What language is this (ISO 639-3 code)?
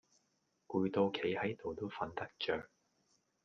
yue